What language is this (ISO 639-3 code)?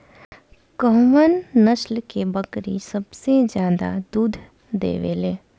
bho